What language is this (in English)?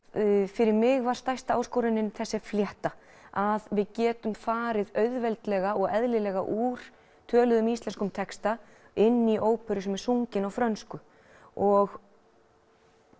Icelandic